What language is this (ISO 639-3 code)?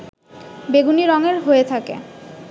ben